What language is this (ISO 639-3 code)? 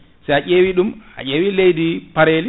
ful